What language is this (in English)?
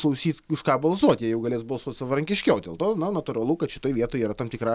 Lithuanian